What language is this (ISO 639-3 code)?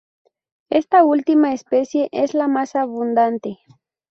spa